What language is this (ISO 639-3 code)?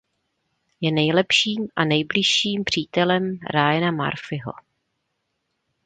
ces